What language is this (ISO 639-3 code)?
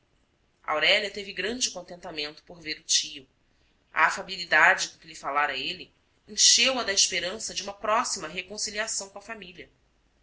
por